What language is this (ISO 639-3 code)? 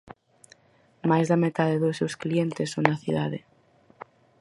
glg